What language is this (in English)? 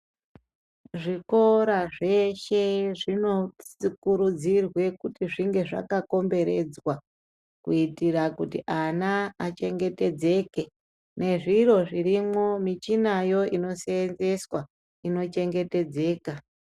Ndau